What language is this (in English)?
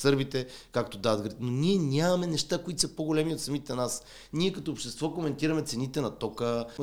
Bulgarian